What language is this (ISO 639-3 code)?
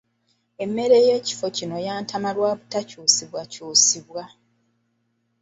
lug